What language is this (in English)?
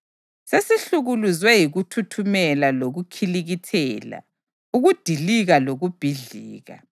North Ndebele